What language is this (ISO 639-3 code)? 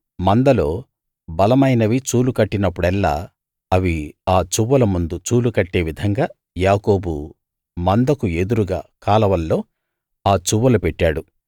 tel